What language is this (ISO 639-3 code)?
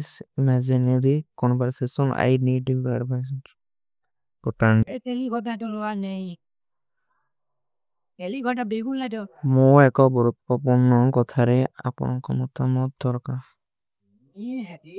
uki